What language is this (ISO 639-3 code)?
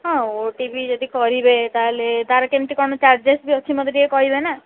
ori